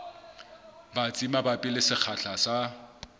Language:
Southern Sotho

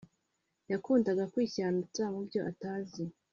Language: Kinyarwanda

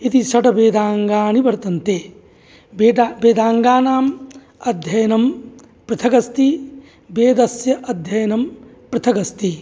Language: Sanskrit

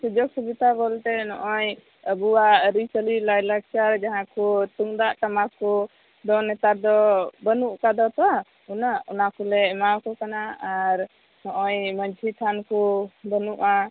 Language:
Santali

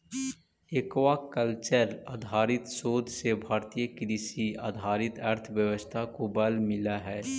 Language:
Magahi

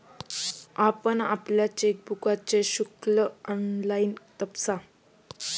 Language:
Marathi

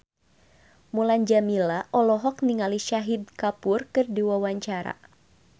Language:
Sundanese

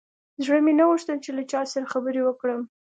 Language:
Pashto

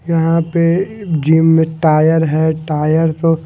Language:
Hindi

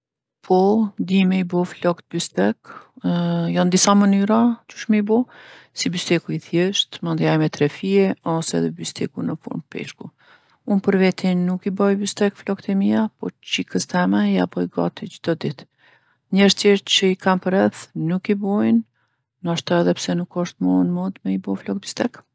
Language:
Gheg Albanian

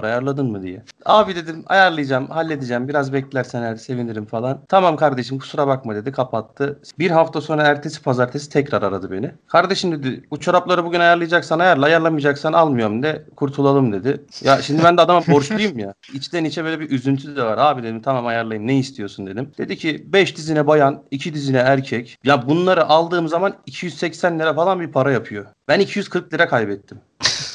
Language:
Turkish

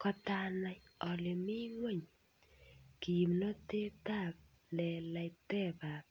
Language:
Kalenjin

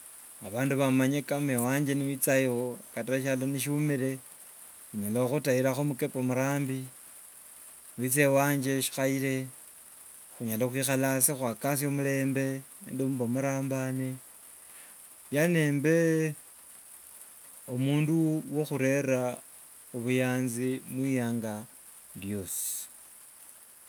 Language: Wanga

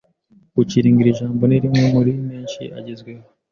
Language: Kinyarwanda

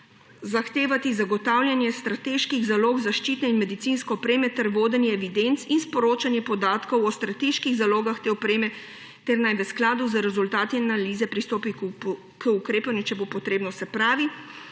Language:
Slovenian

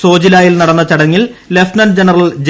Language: Malayalam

